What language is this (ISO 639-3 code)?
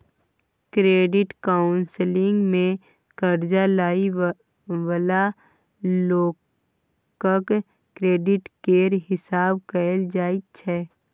mai